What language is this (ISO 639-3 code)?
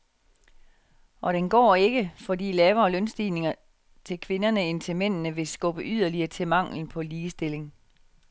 dan